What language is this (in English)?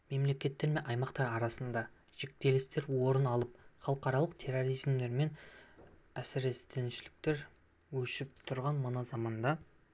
Kazakh